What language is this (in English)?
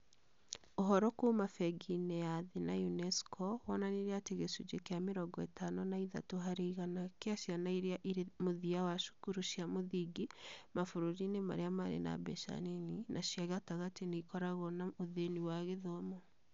Kikuyu